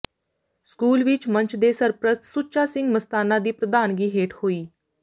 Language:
Punjabi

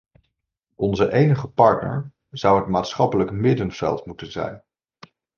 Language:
Dutch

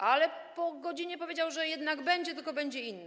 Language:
Polish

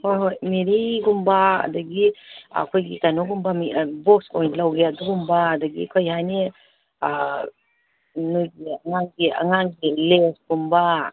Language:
Manipuri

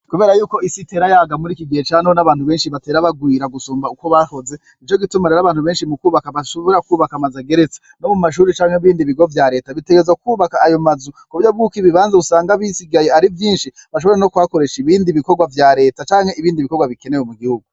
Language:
Rundi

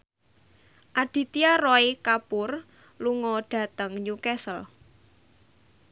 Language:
Javanese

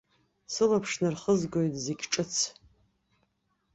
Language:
Abkhazian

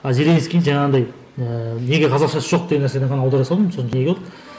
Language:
Kazakh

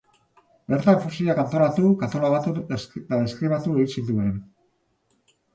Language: Basque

